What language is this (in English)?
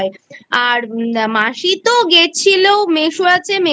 Bangla